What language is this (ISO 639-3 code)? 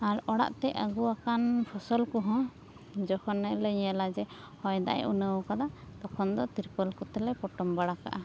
sat